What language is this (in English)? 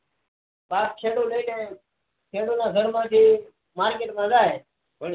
Gujarati